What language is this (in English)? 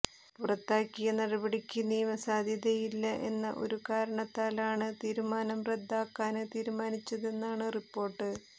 Malayalam